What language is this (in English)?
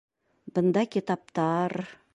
Bashkir